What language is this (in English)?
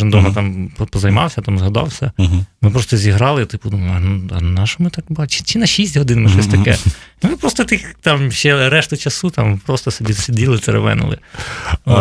Ukrainian